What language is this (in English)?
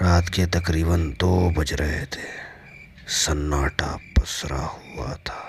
Hindi